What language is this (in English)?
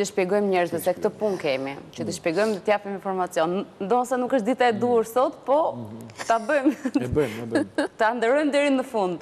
Romanian